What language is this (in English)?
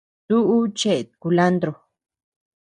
Tepeuxila Cuicatec